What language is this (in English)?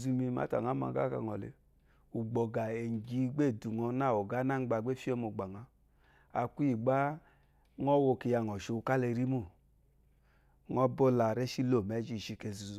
Eloyi